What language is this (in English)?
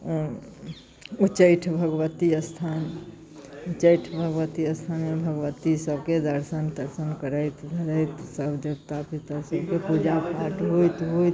Maithili